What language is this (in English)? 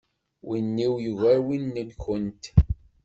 Kabyle